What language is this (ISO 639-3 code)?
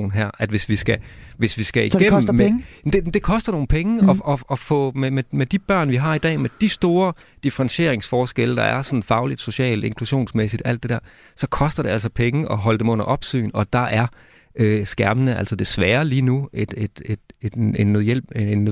dan